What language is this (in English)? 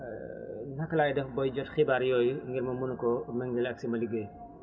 Wolof